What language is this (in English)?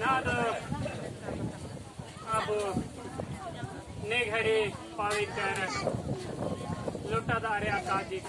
Thai